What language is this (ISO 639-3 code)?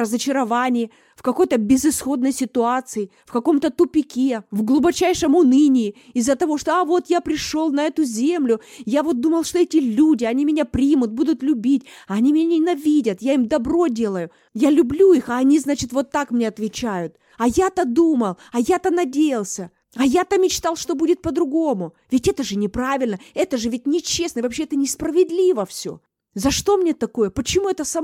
rus